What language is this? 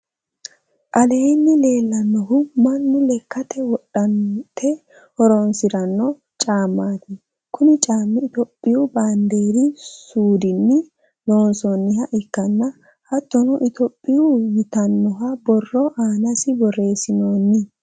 Sidamo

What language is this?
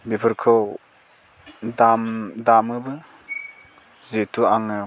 Bodo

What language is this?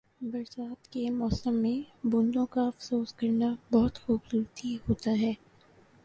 Urdu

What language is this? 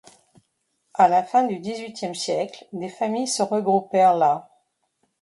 French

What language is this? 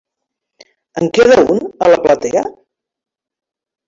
Catalan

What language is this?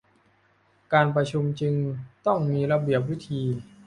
Thai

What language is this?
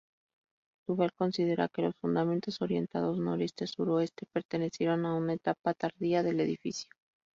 Spanish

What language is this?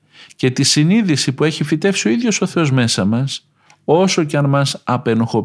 Greek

